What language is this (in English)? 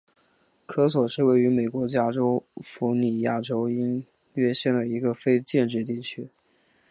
Chinese